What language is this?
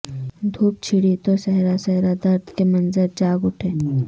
Urdu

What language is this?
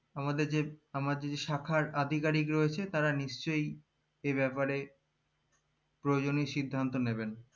Bangla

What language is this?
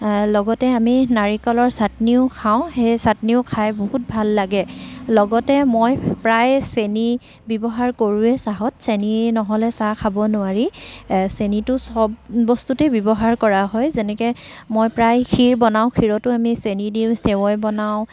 Assamese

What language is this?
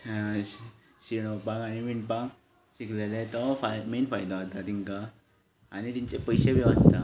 Konkani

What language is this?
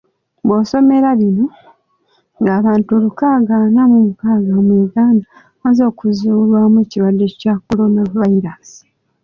Ganda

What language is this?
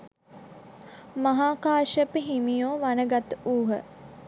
Sinhala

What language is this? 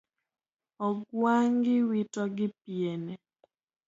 Luo (Kenya and Tanzania)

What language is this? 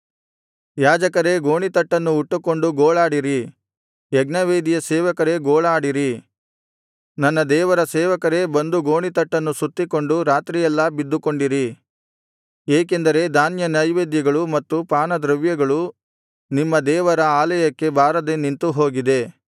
Kannada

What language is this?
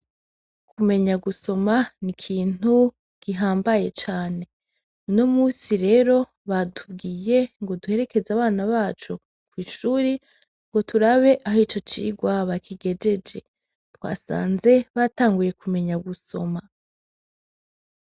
Rundi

